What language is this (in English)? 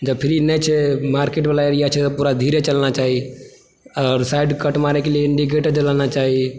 Maithili